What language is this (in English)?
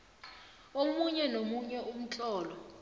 South Ndebele